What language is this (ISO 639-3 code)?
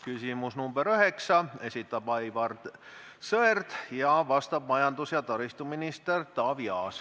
est